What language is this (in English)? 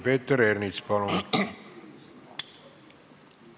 Estonian